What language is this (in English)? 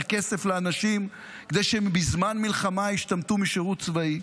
Hebrew